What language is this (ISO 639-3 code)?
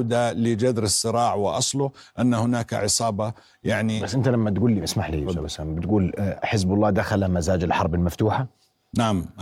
ara